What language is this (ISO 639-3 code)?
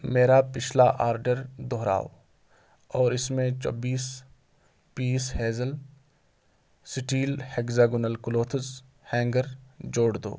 urd